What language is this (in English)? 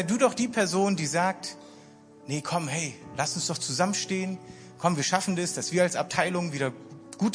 German